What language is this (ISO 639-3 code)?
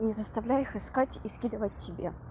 rus